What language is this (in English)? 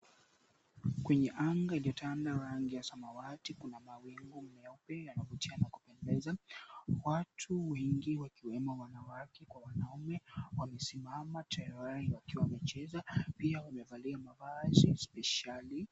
Swahili